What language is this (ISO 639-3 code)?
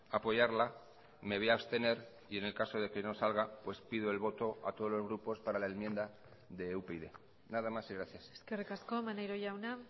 spa